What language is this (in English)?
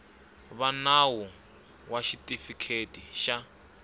Tsonga